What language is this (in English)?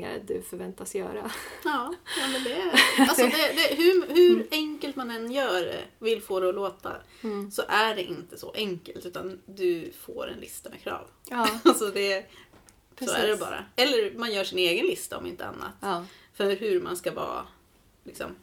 Swedish